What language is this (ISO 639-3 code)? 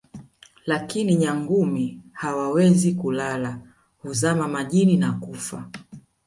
swa